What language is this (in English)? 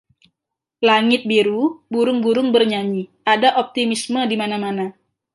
Indonesian